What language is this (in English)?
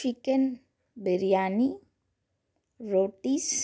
Telugu